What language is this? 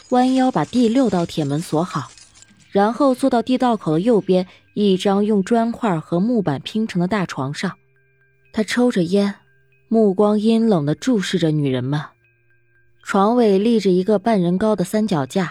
Chinese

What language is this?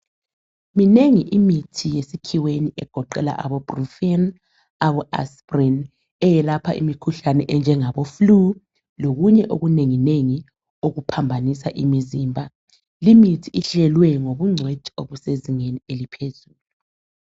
North Ndebele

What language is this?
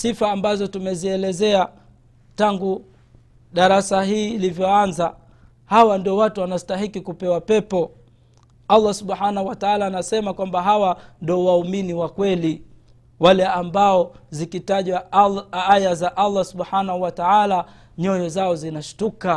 Swahili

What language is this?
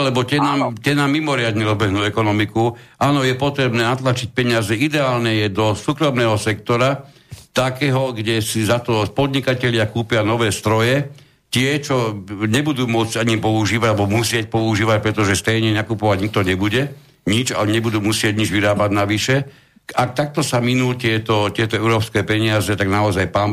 Slovak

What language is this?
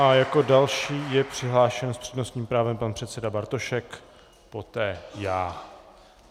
Czech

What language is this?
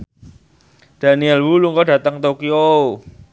Javanese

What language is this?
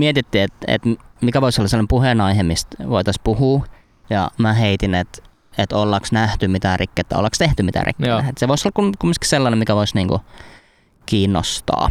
Finnish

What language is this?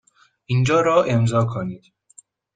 Persian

